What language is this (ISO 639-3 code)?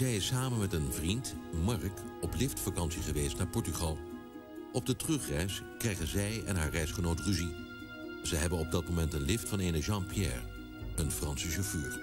nld